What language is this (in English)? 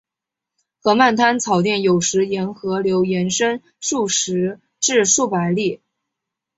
Chinese